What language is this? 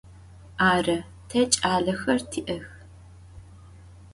Adyghe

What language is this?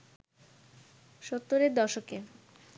Bangla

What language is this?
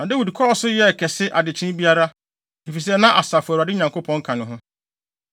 Akan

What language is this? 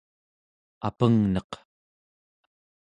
Central Yupik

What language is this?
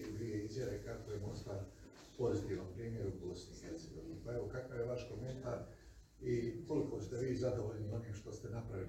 Croatian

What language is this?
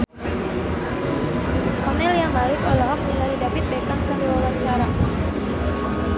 Sundanese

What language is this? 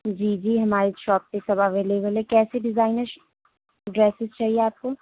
Urdu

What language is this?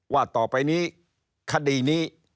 Thai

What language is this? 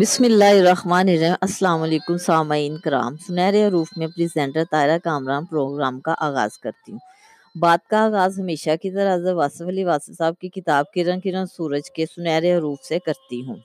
Urdu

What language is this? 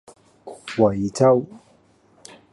Cantonese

